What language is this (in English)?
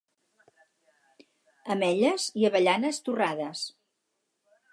Catalan